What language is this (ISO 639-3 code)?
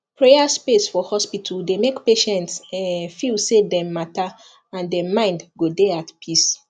pcm